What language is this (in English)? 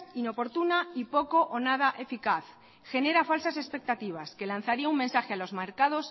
Spanish